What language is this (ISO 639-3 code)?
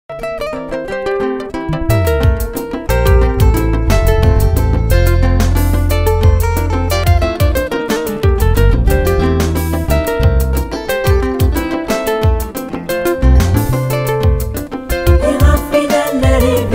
hun